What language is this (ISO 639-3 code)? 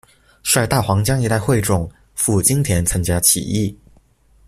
zho